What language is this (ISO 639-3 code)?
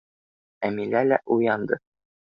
bak